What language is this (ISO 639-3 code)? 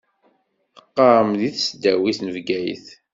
kab